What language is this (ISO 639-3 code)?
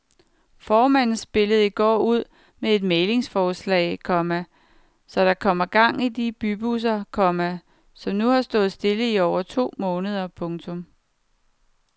dan